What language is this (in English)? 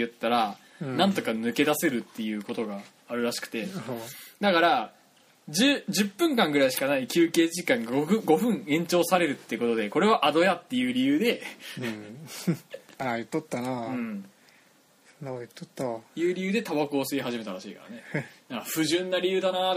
Japanese